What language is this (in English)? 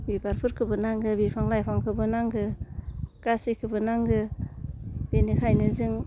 Bodo